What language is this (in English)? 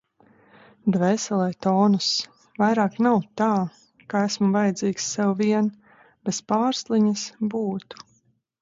Latvian